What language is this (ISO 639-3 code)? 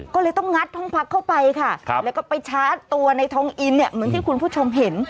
tha